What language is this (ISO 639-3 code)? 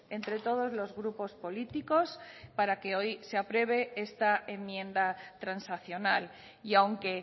spa